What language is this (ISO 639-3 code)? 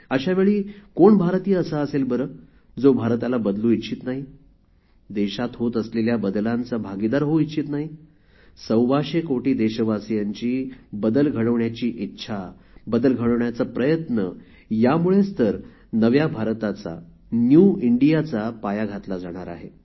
mar